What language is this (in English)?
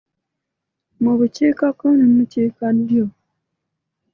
Ganda